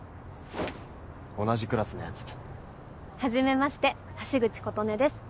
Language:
Japanese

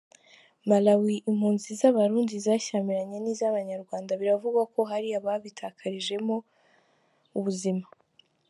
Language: Kinyarwanda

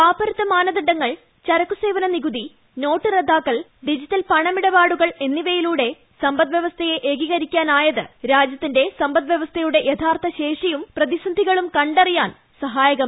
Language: Malayalam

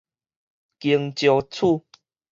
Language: Min Nan Chinese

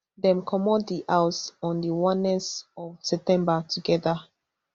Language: Nigerian Pidgin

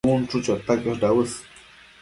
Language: Matsés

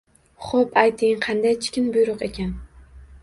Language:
Uzbek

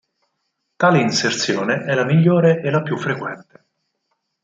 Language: Italian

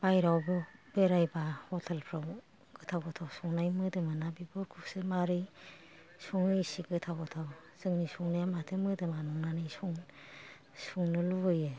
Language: Bodo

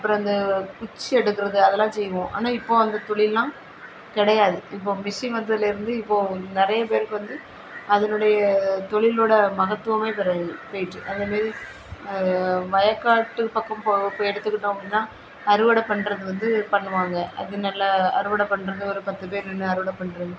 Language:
Tamil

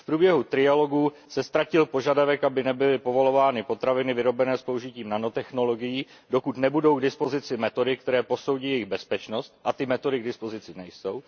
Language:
Czech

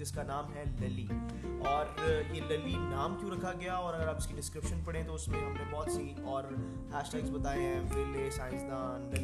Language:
Urdu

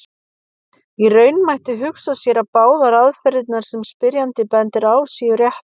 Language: Icelandic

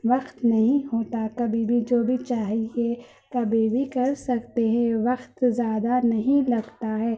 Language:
Urdu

